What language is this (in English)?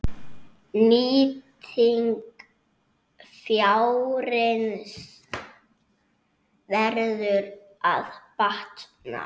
Icelandic